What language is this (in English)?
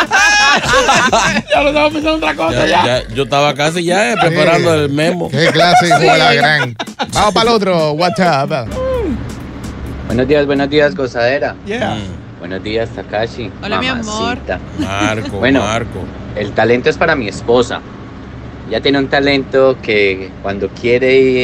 Spanish